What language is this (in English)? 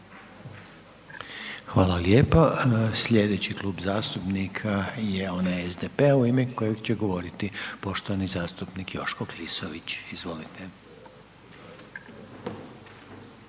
Croatian